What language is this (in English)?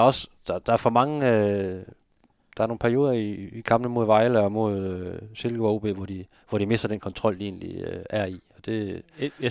Danish